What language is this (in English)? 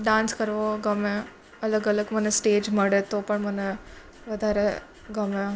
Gujarati